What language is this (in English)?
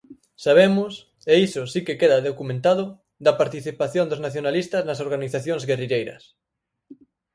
Galician